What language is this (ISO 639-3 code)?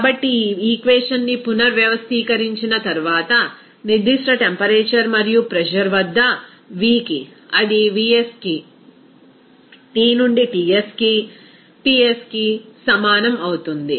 tel